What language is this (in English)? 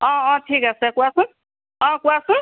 Assamese